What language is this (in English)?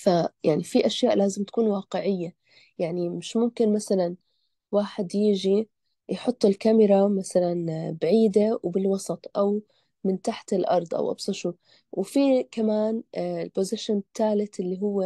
Arabic